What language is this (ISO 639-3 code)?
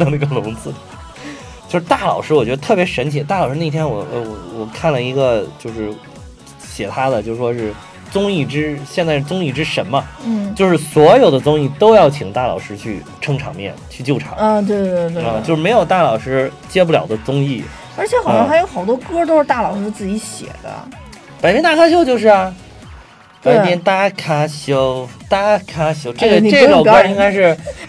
zho